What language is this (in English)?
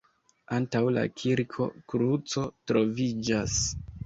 Esperanto